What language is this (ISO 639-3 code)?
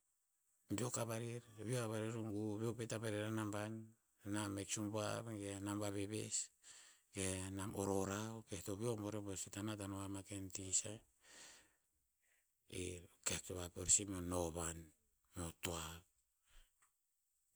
tpz